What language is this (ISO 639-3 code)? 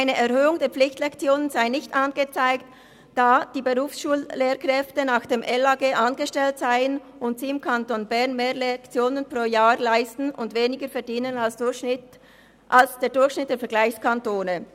gsw